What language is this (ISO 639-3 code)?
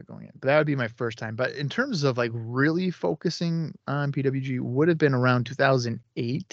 eng